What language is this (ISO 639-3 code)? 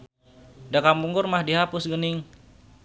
sun